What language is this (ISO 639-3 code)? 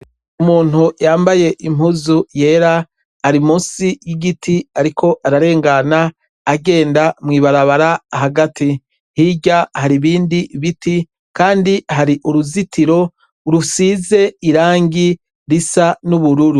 run